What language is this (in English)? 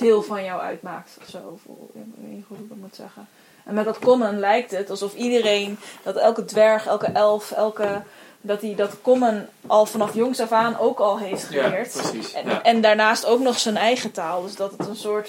Dutch